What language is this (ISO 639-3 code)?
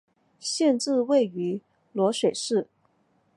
zho